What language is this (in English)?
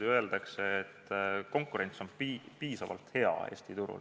Estonian